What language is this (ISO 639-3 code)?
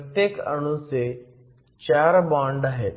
mar